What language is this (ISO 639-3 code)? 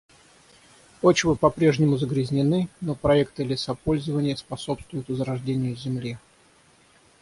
rus